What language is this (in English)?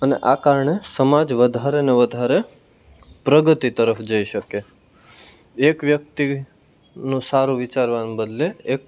Gujarati